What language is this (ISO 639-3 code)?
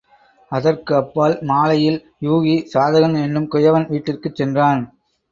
tam